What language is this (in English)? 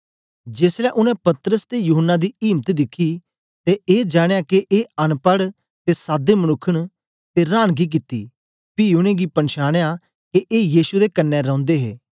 Dogri